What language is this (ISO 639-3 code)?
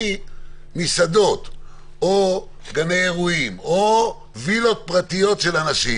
heb